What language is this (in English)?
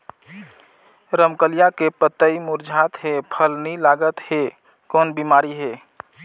Chhattisgarhi